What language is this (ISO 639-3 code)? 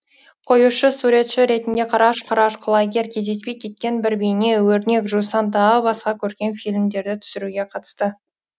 kaz